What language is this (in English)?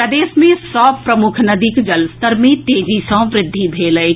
Maithili